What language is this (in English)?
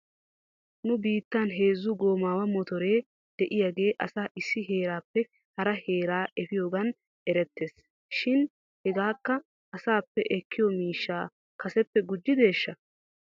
Wolaytta